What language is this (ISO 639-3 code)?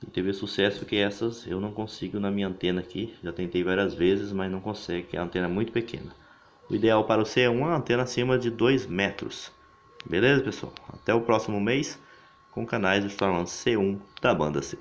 por